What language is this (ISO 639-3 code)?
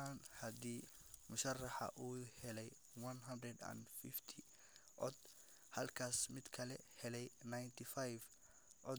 som